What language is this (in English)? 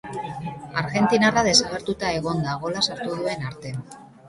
Basque